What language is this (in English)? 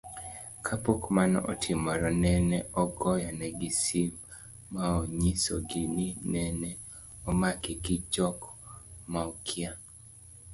Luo (Kenya and Tanzania)